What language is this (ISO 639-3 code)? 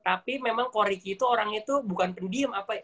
ind